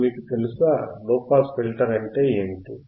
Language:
Telugu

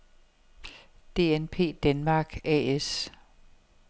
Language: Danish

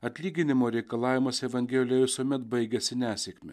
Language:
Lithuanian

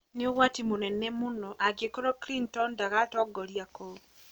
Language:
Kikuyu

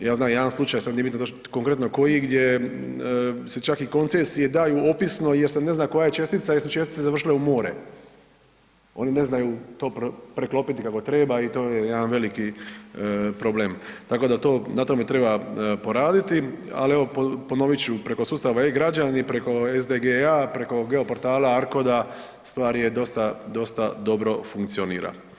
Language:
Croatian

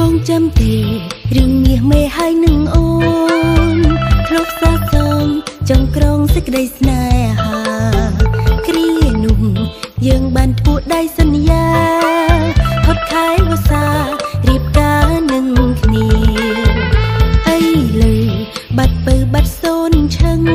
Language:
Thai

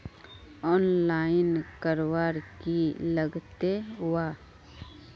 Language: Magahi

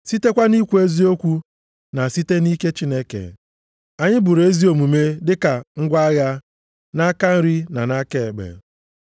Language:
Igbo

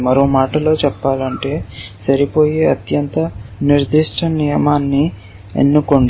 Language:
Telugu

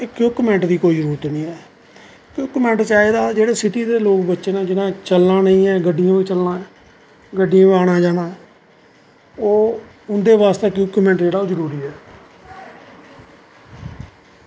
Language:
Dogri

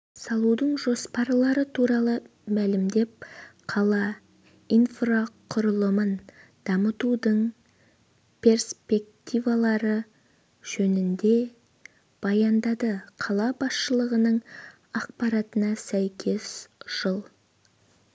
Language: Kazakh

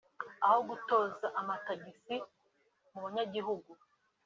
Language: Kinyarwanda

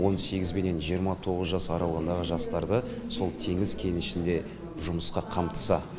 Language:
Kazakh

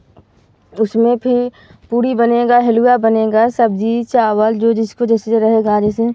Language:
Hindi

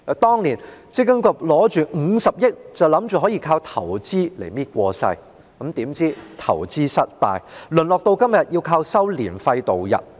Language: Cantonese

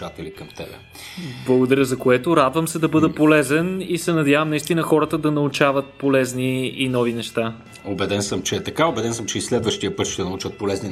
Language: Bulgarian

